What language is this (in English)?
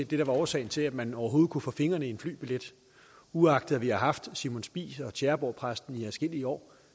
Danish